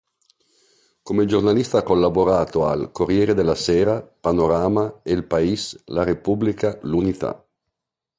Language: Italian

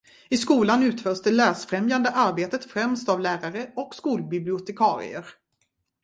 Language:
Swedish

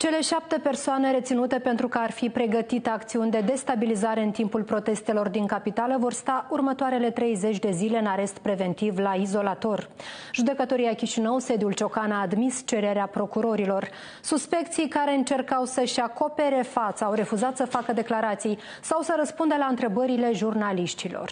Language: Romanian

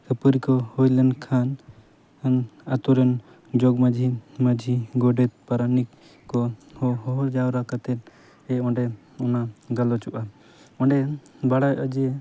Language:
Santali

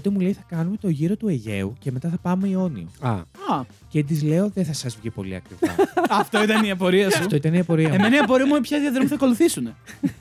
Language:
Greek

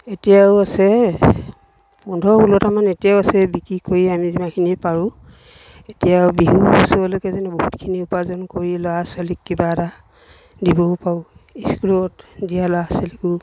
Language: Assamese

